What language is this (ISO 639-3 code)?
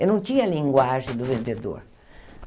por